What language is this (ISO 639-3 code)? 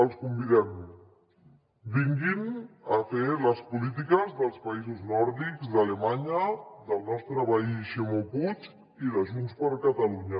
cat